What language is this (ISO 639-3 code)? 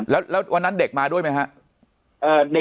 tha